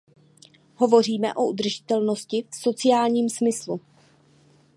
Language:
Czech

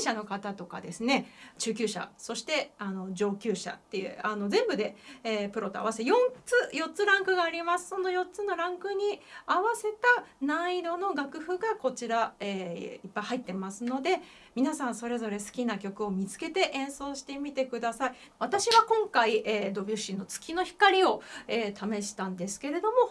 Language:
Japanese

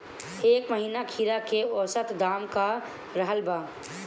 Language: Bhojpuri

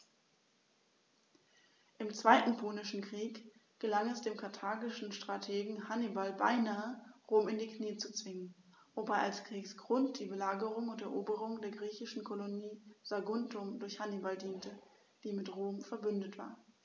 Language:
German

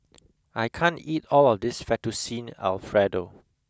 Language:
English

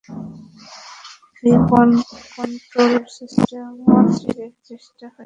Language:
Bangla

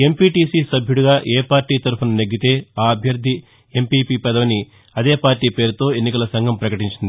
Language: Telugu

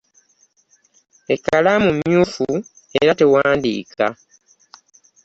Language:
Ganda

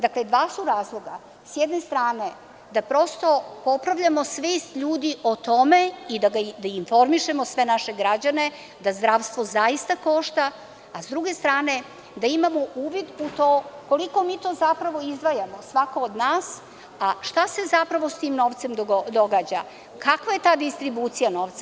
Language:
Serbian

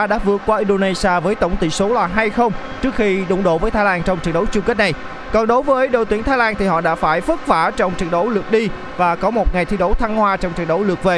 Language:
Vietnamese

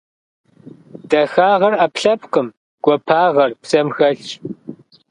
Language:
Kabardian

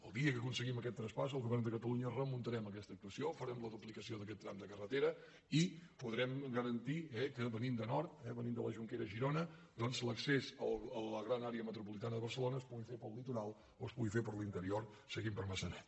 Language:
Catalan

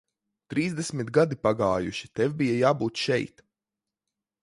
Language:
Latvian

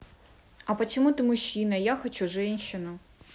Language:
Russian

